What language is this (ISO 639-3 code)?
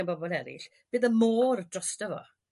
cym